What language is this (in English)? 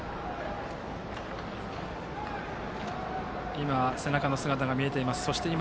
Japanese